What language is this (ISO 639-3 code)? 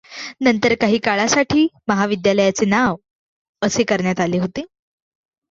mar